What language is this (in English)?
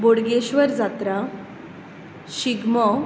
Konkani